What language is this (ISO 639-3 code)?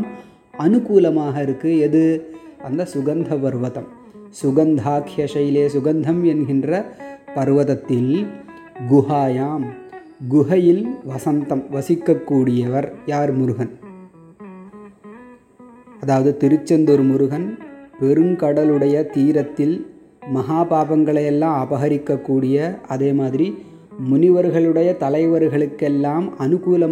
tam